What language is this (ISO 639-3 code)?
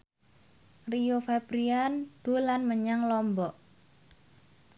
jav